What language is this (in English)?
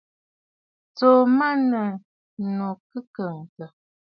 Bafut